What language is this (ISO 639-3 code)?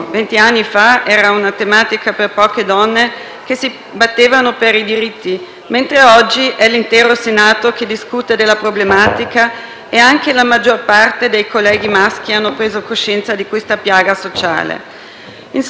ita